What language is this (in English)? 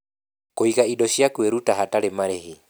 Kikuyu